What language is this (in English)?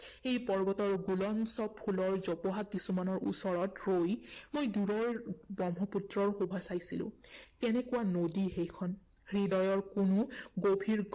Assamese